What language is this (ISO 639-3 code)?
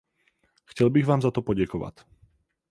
ces